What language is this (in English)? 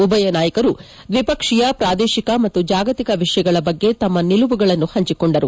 Kannada